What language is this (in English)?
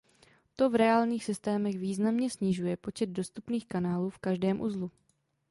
Czech